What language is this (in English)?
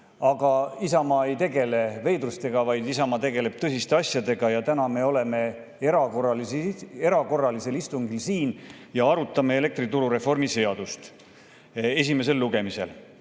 Estonian